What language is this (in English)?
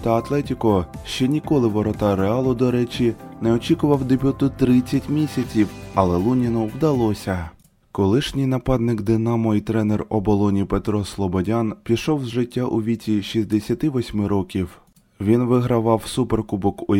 Ukrainian